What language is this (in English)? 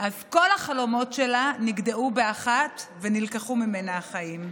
Hebrew